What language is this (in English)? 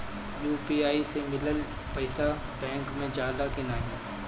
Bhojpuri